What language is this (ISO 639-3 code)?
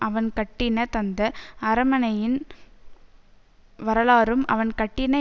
tam